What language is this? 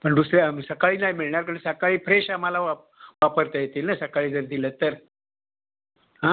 Marathi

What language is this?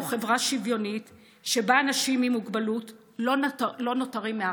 Hebrew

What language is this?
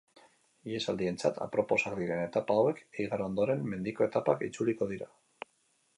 Basque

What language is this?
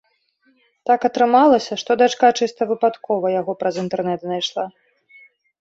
Belarusian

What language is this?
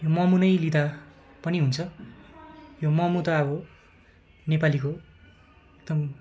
Nepali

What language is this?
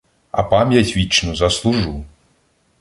Ukrainian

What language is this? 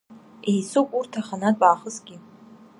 Abkhazian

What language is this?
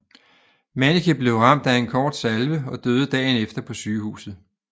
Danish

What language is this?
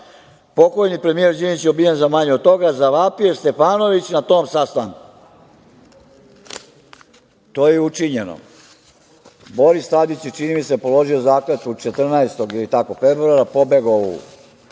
Serbian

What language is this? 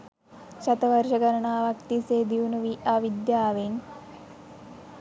Sinhala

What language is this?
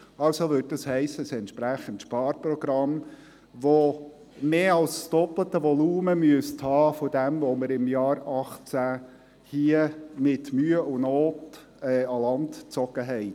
Swiss German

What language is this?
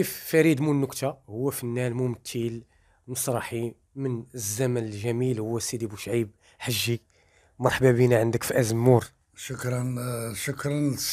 Arabic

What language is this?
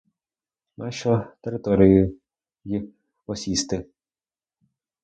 Ukrainian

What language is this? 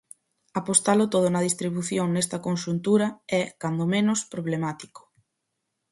Galician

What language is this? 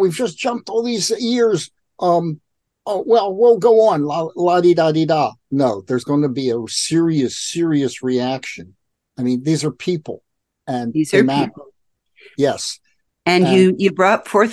English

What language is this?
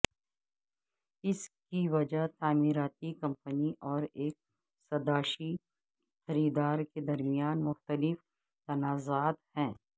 Urdu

